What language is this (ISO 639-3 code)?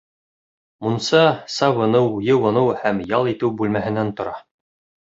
bak